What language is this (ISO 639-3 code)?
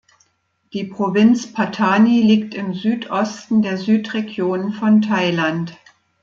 deu